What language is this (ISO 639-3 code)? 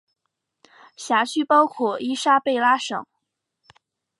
zho